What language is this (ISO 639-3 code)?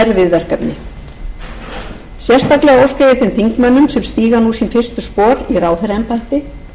isl